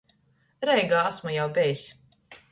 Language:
Latgalian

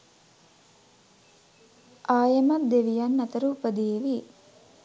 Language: Sinhala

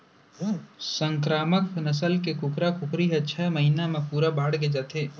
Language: Chhattisgarhi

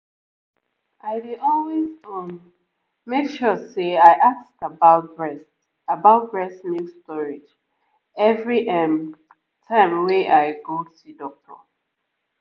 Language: Nigerian Pidgin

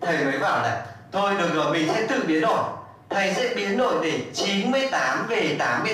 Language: Vietnamese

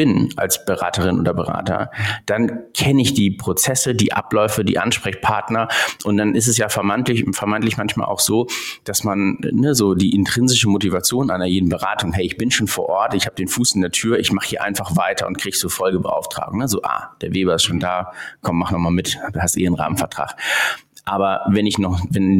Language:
German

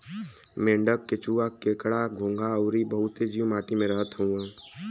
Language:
Bhojpuri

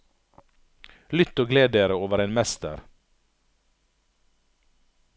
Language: Norwegian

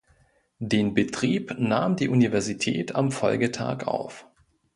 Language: German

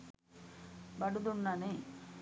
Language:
Sinhala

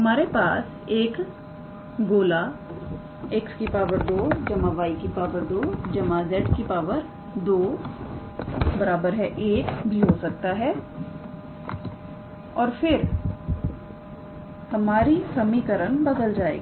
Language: Hindi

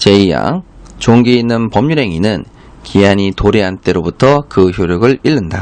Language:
Korean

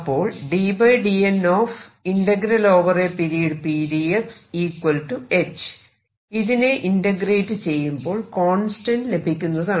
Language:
Malayalam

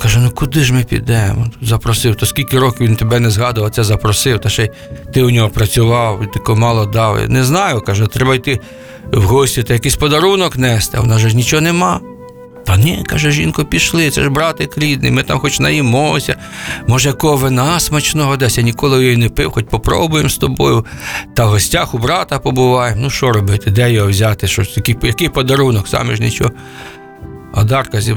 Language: Ukrainian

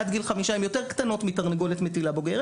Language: Hebrew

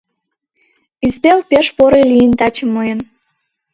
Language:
Mari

